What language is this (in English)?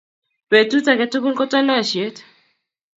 Kalenjin